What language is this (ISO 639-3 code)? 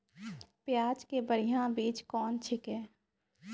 mai